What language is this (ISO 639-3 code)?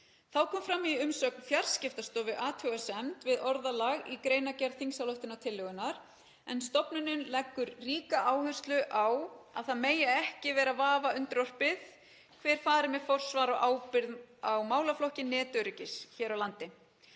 isl